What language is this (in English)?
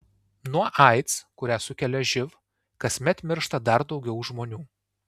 Lithuanian